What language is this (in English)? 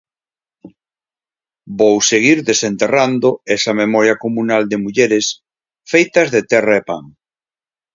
Galician